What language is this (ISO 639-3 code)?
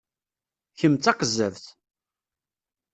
kab